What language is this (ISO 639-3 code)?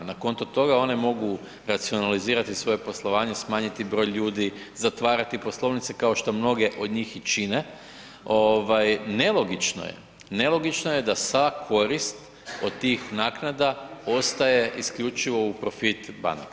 hrv